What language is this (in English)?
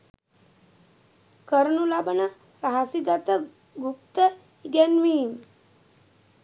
Sinhala